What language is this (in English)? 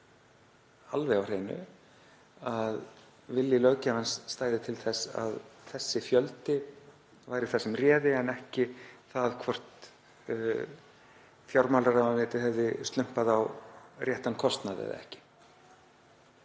Icelandic